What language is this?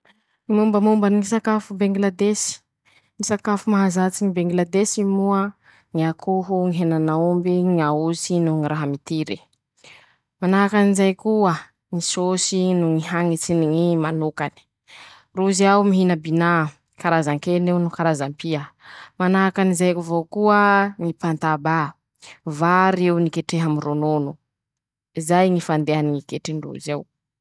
Masikoro Malagasy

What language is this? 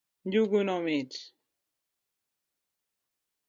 Luo (Kenya and Tanzania)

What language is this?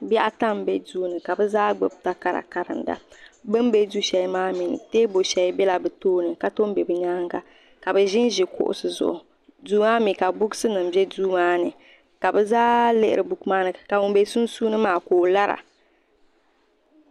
Dagbani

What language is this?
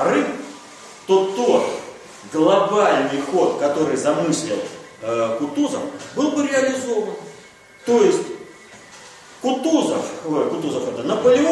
Russian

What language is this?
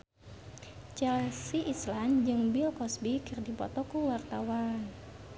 Sundanese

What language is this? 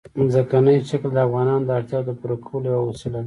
Pashto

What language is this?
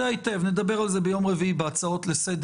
Hebrew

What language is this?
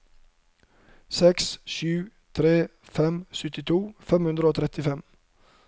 Norwegian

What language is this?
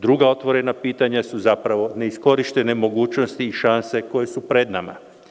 Serbian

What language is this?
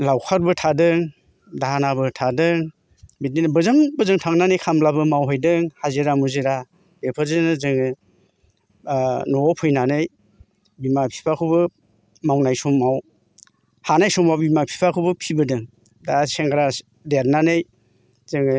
Bodo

